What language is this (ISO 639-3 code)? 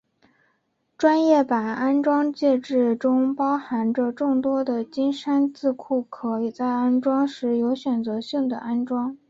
zho